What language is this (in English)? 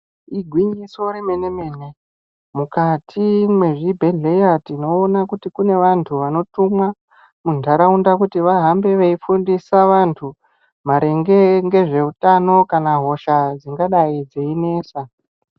Ndau